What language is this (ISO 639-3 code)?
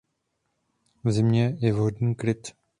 ces